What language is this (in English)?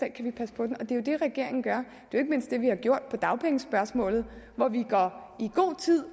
Danish